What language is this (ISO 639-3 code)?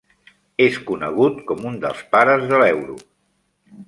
cat